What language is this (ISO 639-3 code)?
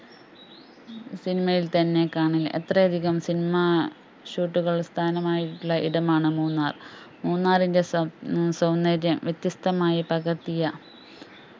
mal